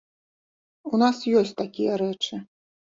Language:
Belarusian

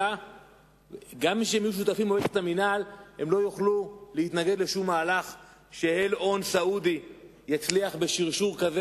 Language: Hebrew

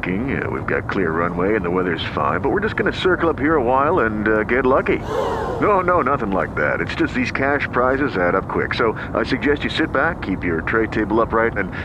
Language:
Malay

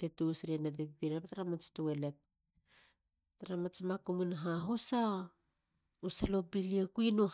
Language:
Halia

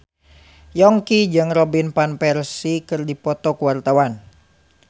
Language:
Sundanese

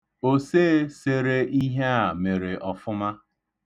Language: Igbo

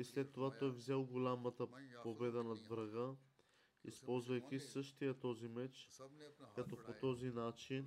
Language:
Bulgarian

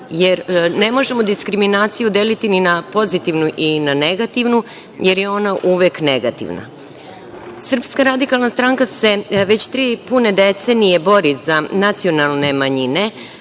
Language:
Serbian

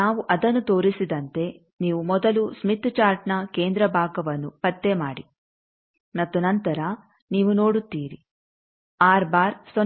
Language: Kannada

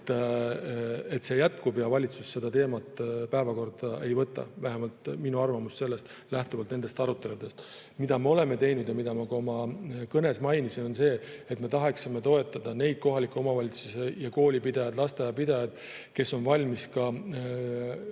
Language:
Estonian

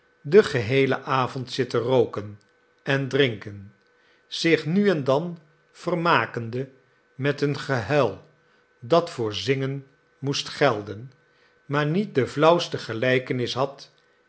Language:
Dutch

